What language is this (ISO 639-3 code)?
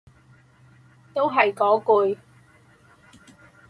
yue